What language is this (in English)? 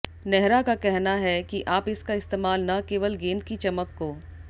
Hindi